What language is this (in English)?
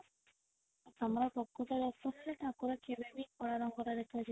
Odia